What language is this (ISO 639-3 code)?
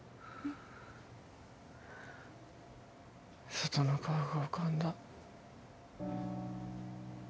jpn